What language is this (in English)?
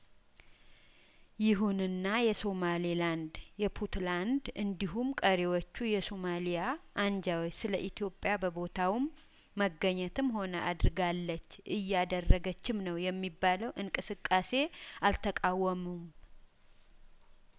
Amharic